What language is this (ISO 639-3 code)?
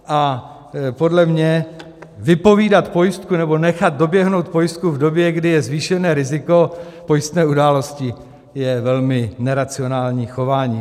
ces